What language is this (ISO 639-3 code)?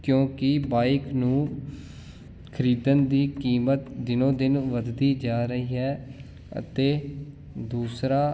pan